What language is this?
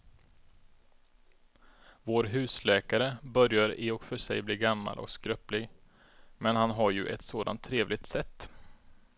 Swedish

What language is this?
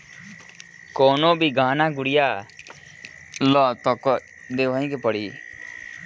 Bhojpuri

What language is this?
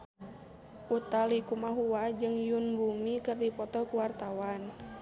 Sundanese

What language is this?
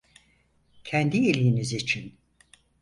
Turkish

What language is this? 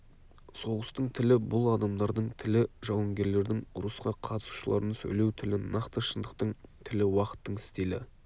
Kazakh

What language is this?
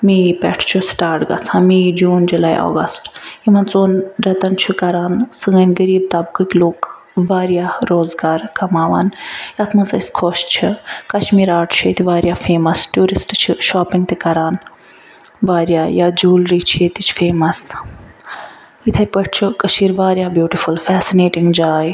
Kashmiri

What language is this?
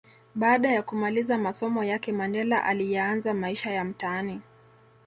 Swahili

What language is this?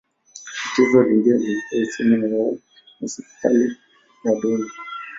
Swahili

